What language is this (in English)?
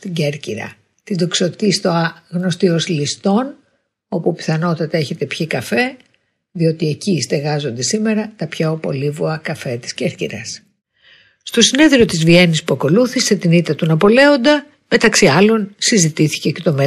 Greek